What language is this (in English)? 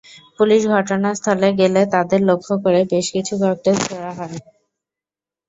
Bangla